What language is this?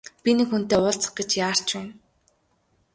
Mongolian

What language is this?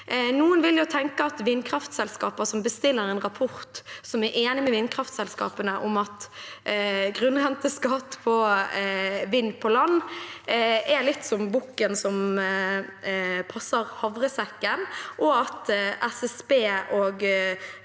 Norwegian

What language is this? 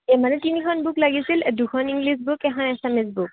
Assamese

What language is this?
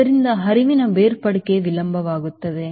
Kannada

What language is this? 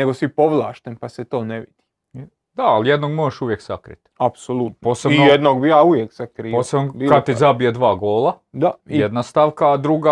Croatian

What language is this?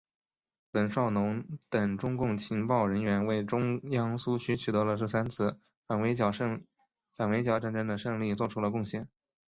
Chinese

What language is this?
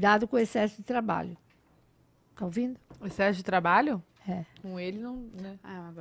Portuguese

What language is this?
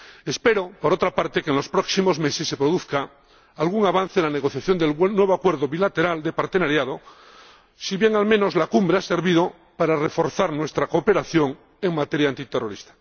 Spanish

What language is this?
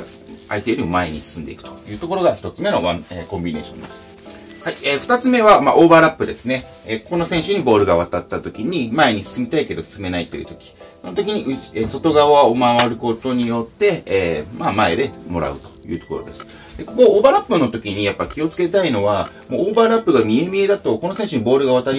Japanese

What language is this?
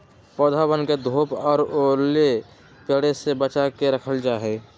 Magahi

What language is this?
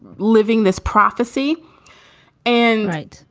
English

